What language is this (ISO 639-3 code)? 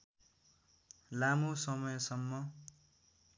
nep